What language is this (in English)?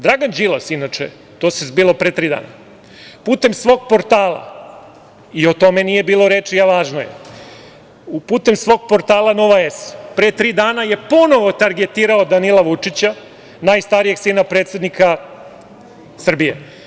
Serbian